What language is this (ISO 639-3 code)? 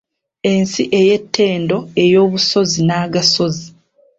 lug